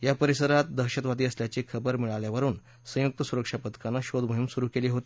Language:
Marathi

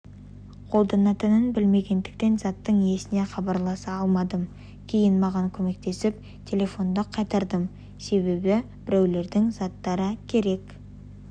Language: Kazakh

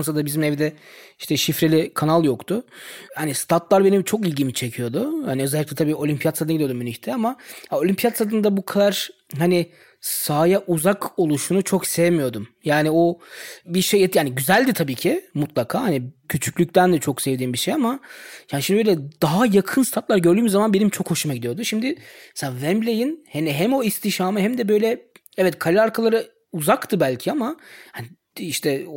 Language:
Turkish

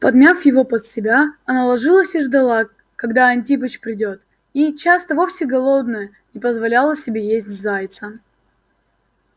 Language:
Russian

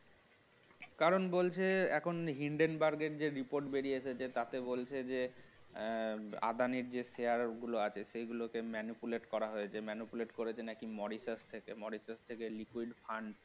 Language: Bangla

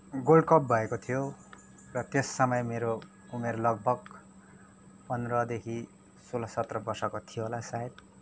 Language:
Nepali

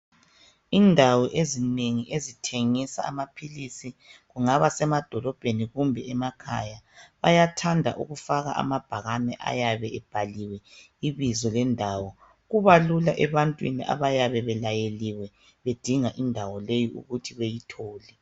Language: North Ndebele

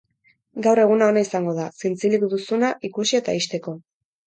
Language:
Basque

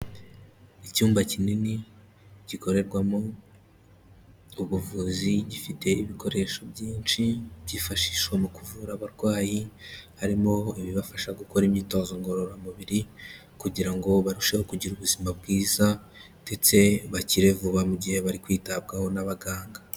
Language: Kinyarwanda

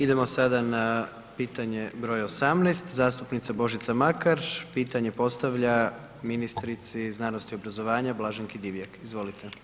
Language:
Croatian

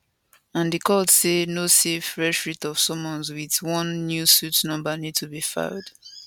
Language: Nigerian Pidgin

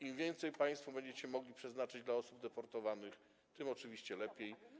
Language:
Polish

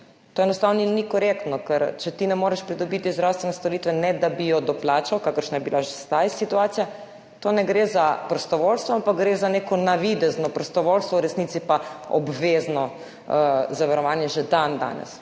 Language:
Slovenian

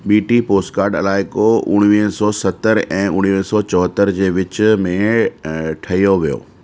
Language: Sindhi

